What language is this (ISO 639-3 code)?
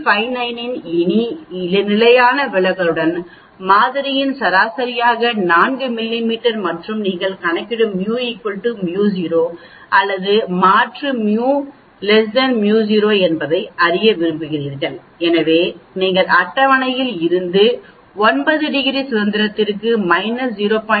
tam